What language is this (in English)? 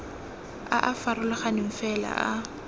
Tswana